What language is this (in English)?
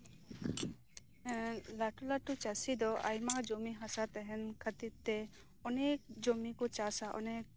Santali